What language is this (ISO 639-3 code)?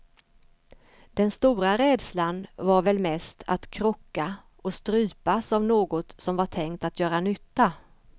swe